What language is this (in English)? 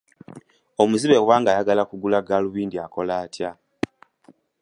Ganda